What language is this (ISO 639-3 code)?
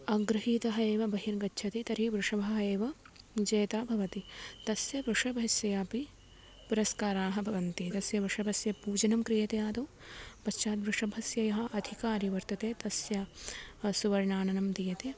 san